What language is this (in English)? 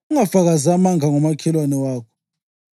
North Ndebele